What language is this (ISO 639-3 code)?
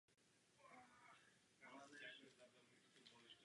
ces